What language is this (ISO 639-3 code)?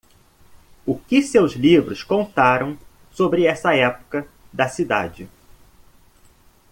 por